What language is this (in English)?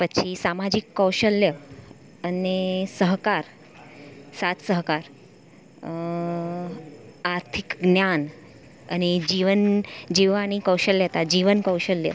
Gujarati